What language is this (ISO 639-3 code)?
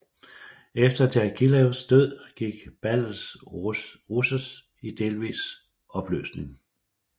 dan